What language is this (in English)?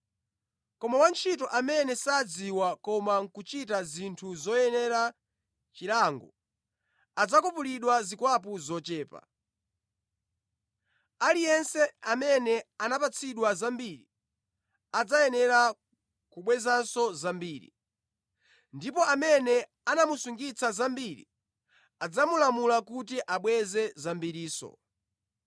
Nyanja